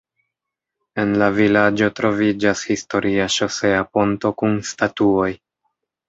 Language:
Esperanto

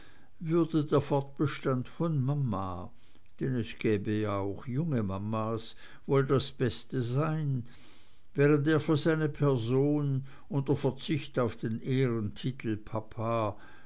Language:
German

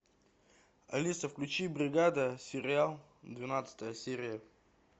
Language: Russian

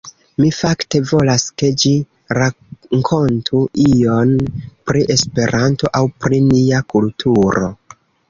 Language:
Esperanto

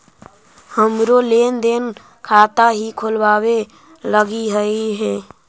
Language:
Magahi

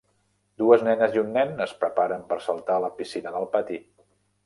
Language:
Catalan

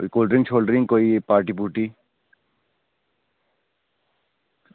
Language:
Dogri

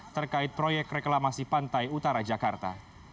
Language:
Indonesian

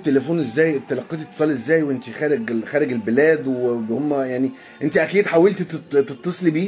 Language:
Arabic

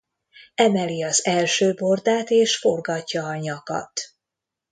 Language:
Hungarian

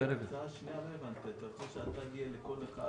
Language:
Hebrew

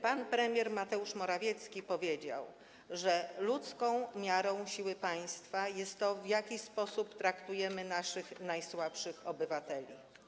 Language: Polish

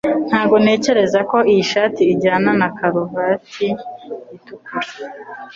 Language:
Kinyarwanda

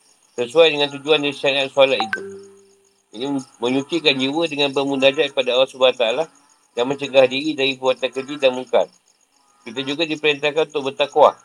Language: Malay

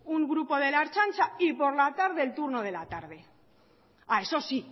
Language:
Spanish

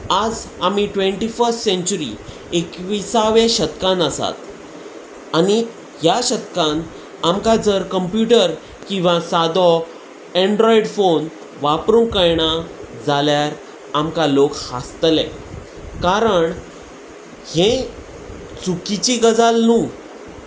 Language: Konkani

